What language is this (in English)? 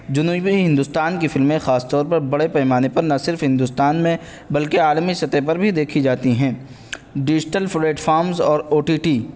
Urdu